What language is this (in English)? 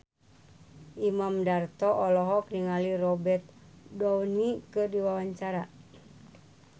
Sundanese